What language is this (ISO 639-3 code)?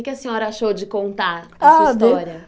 por